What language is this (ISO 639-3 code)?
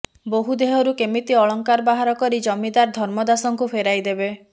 ori